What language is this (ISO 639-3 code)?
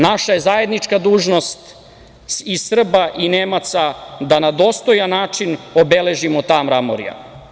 srp